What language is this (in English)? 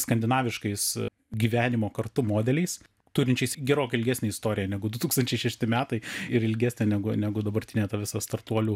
Lithuanian